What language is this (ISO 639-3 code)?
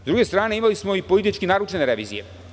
srp